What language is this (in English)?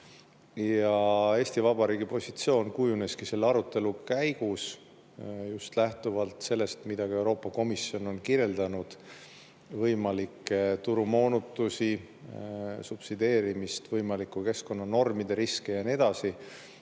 Estonian